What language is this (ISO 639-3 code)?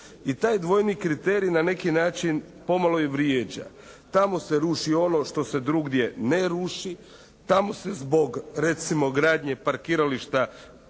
hrv